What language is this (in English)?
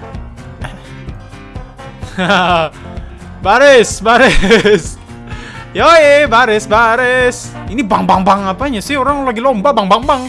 Indonesian